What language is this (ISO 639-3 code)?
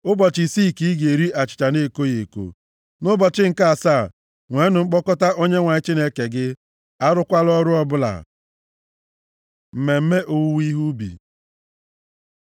ibo